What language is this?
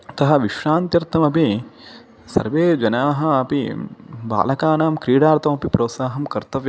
Sanskrit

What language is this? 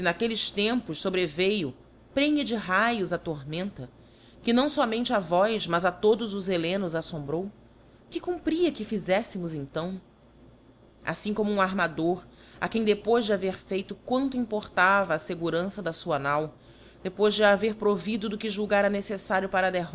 Portuguese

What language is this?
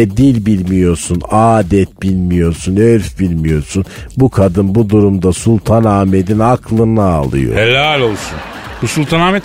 Turkish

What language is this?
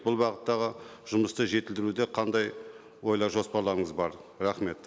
Kazakh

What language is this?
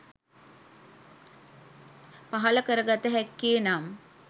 Sinhala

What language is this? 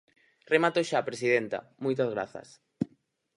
Galician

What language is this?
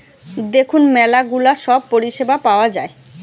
Bangla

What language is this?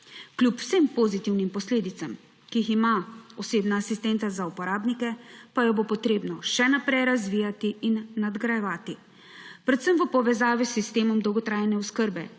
Slovenian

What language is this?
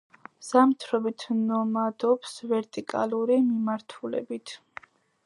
Georgian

